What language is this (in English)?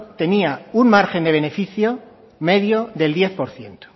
Spanish